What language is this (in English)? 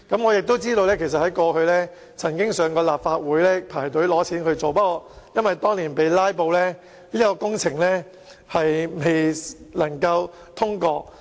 Cantonese